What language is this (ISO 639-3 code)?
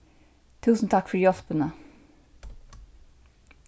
fao